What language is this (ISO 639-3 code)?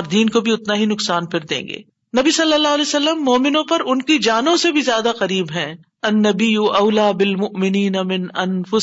urd